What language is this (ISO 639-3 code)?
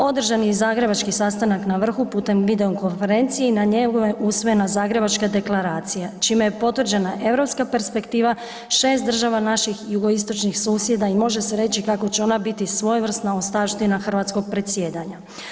hrv